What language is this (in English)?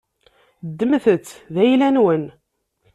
Kabyle